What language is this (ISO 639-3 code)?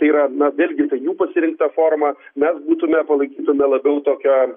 lit